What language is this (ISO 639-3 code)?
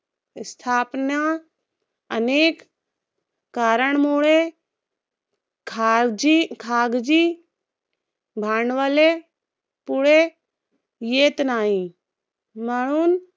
mar